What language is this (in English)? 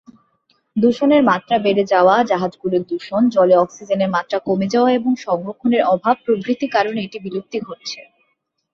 Bangla